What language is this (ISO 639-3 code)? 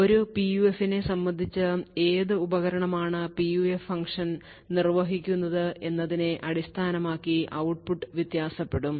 mal